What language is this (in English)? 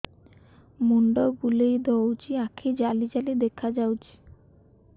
Odia